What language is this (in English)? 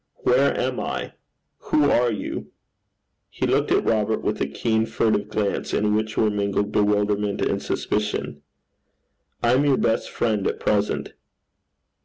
English